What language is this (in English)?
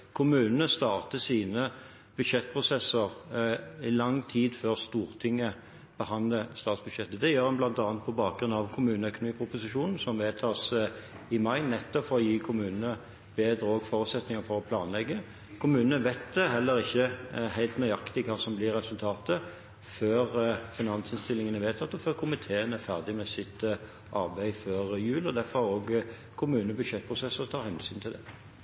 Norwegian Bokmål